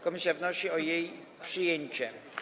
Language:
Polish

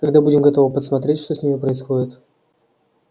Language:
Russian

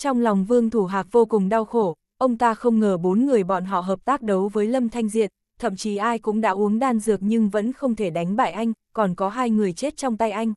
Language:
Vietnamese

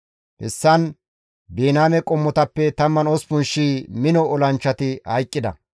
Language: Gamo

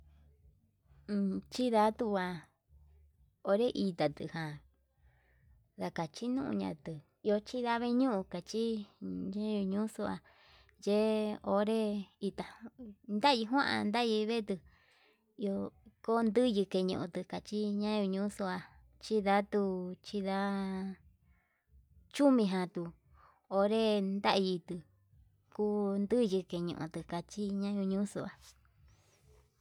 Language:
Yutanduchi Mixtec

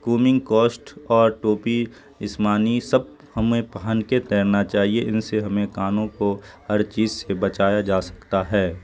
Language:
Urdu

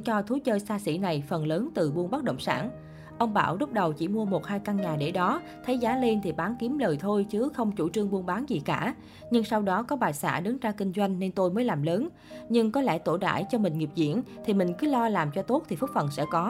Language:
Vietnamese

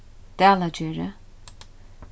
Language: Faroese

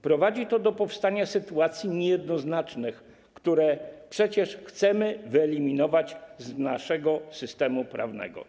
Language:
Polish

